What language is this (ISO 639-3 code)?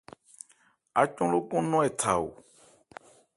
ebr